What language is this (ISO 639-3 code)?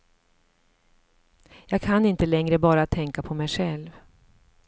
swe